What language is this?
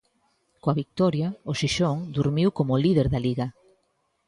Galician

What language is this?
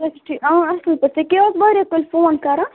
Kashmiri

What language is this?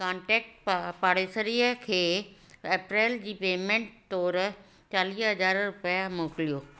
Sindhi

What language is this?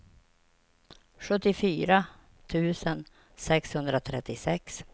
Swedish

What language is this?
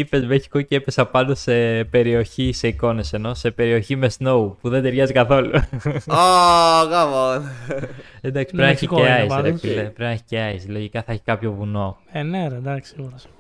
Greek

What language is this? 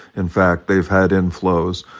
English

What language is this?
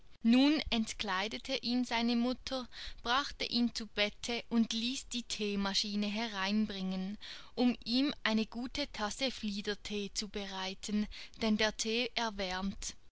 German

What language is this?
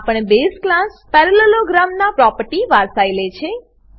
Gujarati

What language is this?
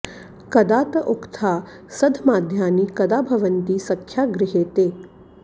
Sanskrit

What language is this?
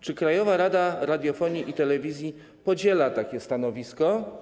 Polish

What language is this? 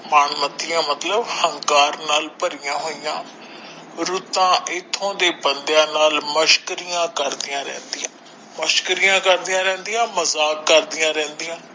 Punjabi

